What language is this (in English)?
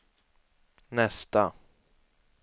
Swedish